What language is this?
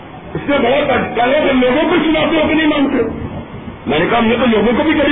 Urdu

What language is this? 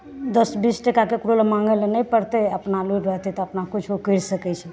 Maithili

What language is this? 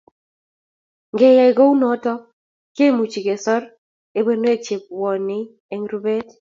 Kalenjin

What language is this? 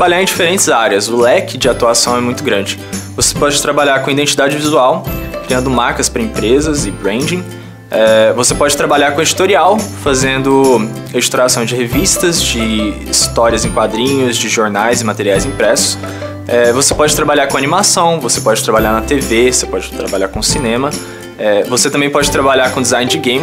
Portuguese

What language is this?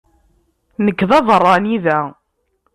Kabyle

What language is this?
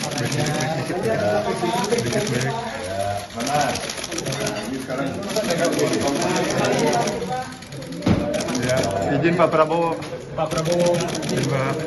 Indonesian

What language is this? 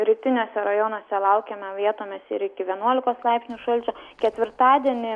Lithuanian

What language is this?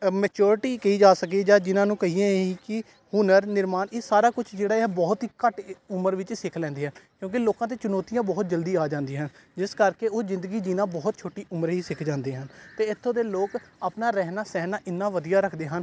Punjabi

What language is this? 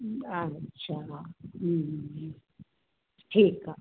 Sindhi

